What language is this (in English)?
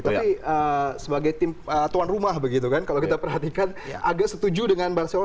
Indonesian